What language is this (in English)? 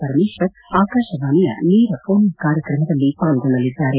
Kannada